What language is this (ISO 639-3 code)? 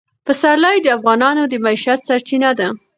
pus